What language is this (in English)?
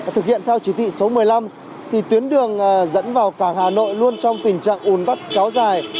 Vietnamese